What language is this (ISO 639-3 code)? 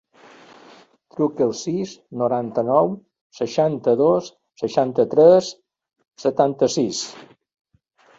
cat